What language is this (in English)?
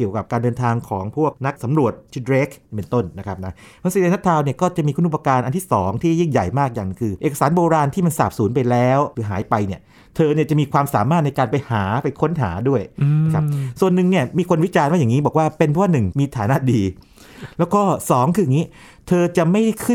Thai